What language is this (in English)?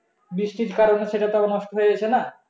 Bangla